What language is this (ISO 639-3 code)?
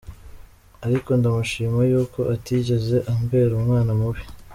kin